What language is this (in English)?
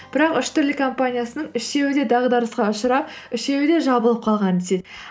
Kazakh